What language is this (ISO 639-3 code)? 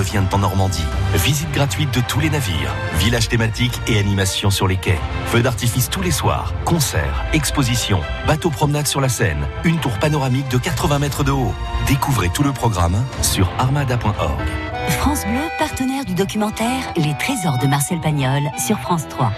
fra